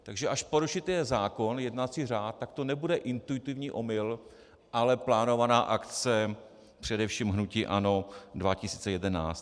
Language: Czech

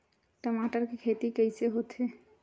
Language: Chhattisgarhi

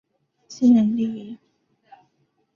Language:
Chinese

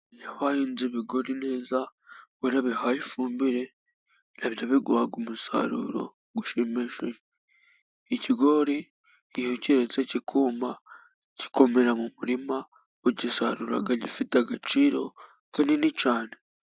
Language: Kinyarwanda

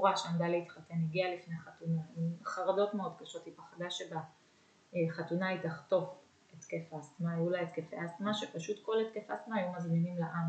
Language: Hebrew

